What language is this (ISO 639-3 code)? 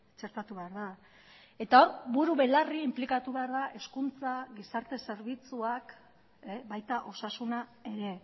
eus